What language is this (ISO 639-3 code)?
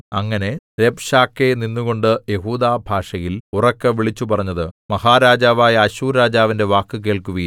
mal